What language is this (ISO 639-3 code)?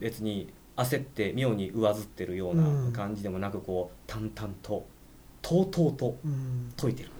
jpn